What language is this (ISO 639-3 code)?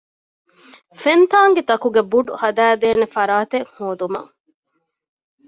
div